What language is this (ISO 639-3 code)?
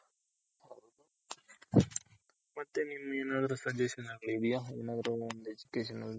kan